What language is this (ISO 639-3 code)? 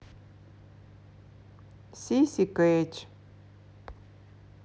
rus